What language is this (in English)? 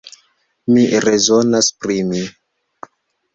Esperanto